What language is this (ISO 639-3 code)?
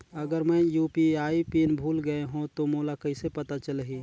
hne